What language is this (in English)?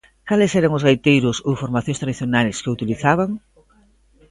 Galician